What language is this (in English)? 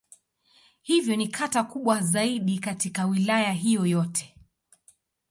Swahili